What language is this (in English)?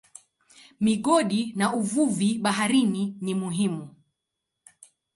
Swahili